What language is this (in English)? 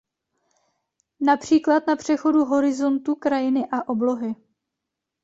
Czech